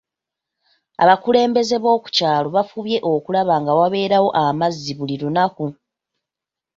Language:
Ganda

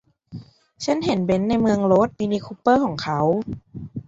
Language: Thai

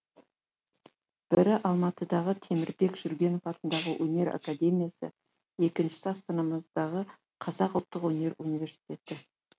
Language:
Kazakh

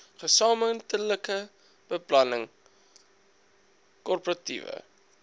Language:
Afrikaans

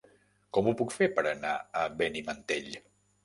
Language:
Catalan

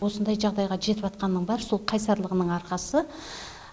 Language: Kazakh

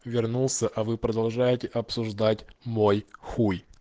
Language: Russian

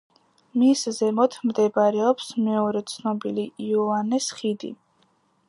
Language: Georgian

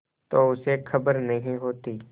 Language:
Hindi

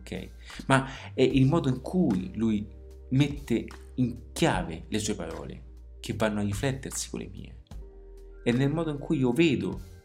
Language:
Italian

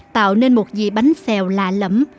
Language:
Vietnamese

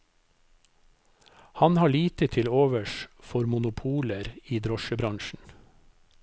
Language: Norwegian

